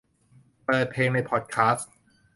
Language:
Thai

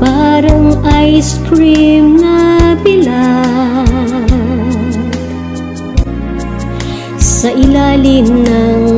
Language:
Indonesian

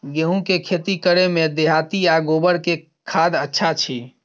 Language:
Maithili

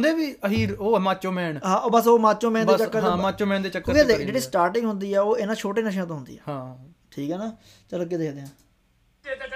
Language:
Punjabi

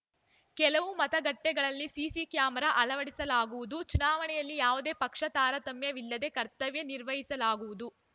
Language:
Kannada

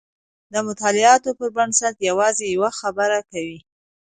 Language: Pashto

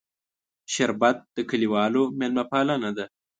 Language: Pashto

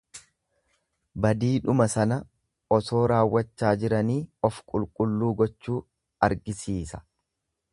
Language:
Oromo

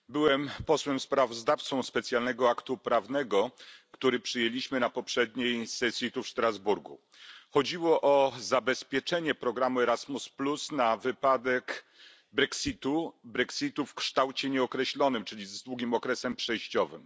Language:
Polish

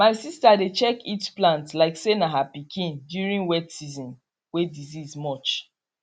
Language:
Nigerian Pidgin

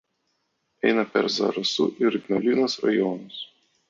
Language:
Lithuanian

